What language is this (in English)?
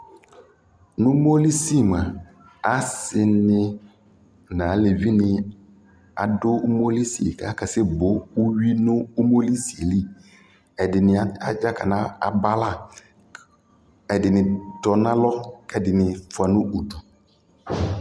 Ikposo